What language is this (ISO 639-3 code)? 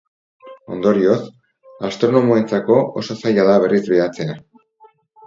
eus